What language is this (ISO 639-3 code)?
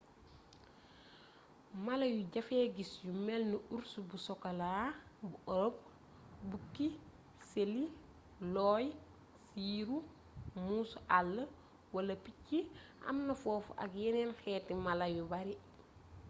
wol